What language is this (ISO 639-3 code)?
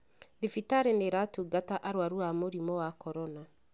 kik